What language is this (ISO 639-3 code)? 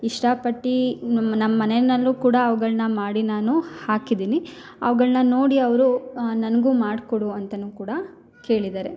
kan